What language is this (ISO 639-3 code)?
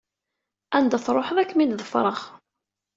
kab